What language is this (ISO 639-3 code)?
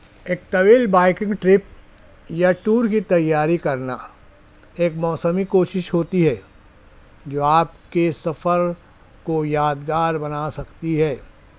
urd